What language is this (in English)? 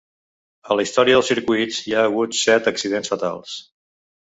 Catalan